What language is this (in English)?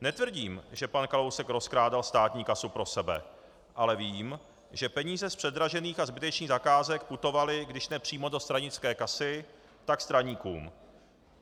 Czech